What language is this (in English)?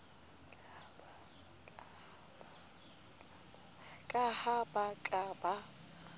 Southern Sotho